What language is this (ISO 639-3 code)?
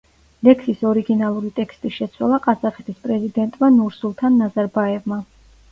kat